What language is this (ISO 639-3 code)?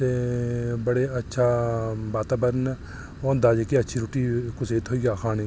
doi